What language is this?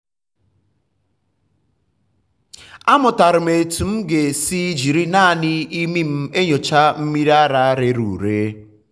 Igbo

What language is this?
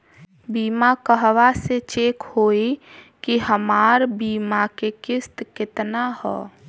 Bhojpuri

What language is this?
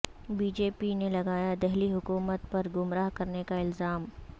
Urdu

